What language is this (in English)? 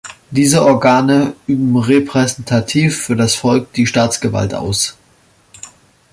German